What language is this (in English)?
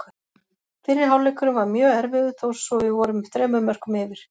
Icelandic